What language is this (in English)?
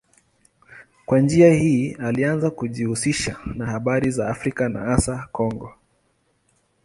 Swahili